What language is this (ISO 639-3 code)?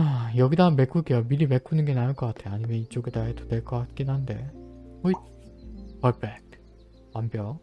kor